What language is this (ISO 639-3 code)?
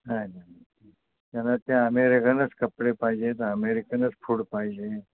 mar